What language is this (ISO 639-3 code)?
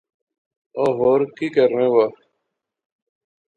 phr